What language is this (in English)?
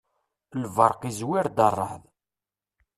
Kabyle